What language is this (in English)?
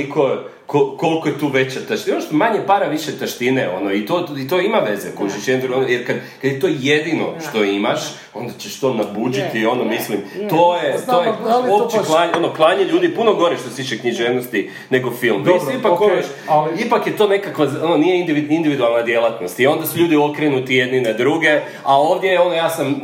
Croatian